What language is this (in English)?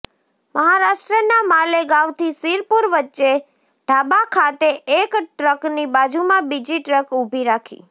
Gujarati